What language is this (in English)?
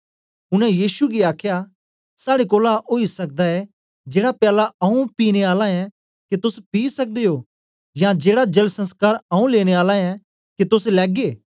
Dogri